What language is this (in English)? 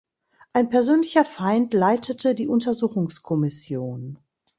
German